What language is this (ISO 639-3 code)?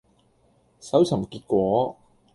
yue